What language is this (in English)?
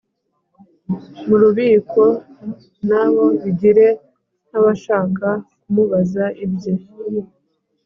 Kinyarwanda